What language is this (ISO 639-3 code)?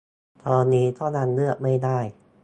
tha